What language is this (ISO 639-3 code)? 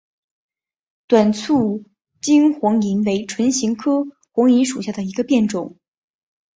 zho